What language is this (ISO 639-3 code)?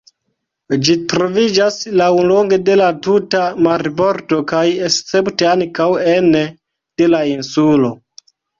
epo